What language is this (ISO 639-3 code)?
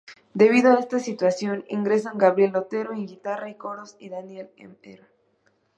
spa